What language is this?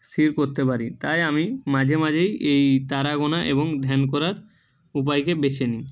Bangla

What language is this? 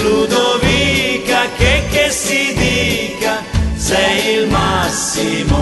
Italian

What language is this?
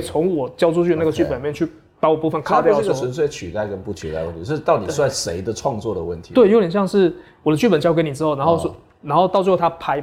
Chinese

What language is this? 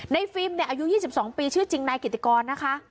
Thai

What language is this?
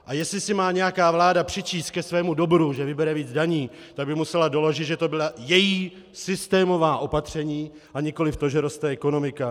Czech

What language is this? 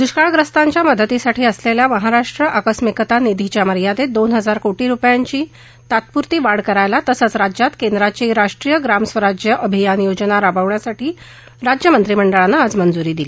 Marathi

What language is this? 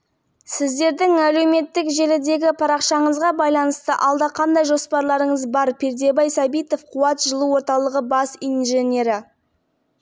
Kazakh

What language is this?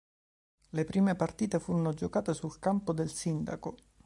Italian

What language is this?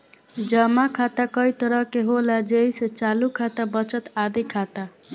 Bhojpuri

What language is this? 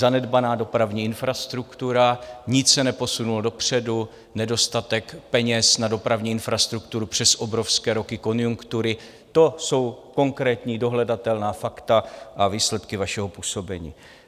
Czech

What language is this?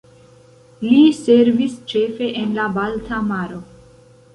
Esperanto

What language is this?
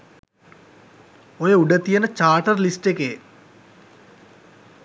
Sinhala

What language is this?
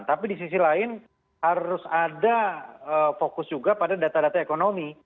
Indonesian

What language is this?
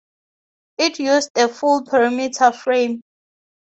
English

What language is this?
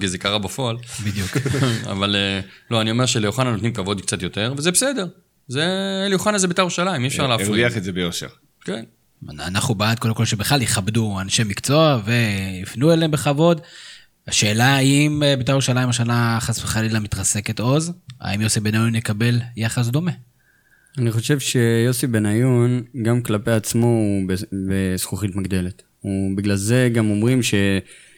Hebrew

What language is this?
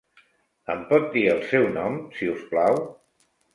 Catalan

